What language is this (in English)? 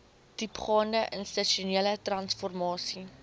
Afrikaans